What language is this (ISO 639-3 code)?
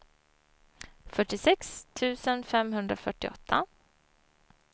swe